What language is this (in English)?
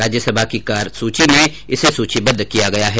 Hindi